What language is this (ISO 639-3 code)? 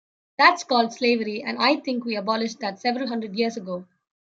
eng